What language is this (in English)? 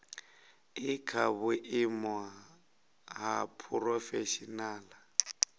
Venda